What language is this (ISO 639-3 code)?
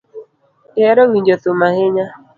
luo